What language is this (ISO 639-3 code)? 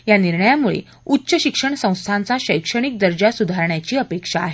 mar